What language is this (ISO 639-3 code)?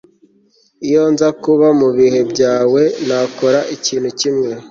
kin